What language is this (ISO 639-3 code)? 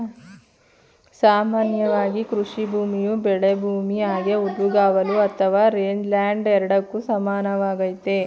kan